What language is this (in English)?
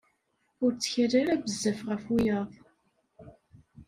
Kabyle